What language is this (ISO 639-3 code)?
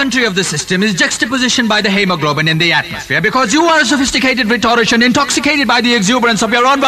hin